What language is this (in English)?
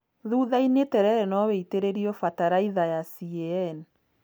Kikuyu